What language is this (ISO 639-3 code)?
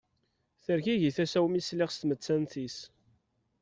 kab